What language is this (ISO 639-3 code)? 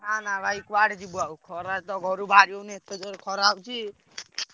ori